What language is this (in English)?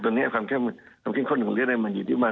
Thai